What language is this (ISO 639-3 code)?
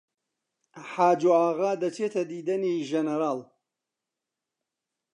ckb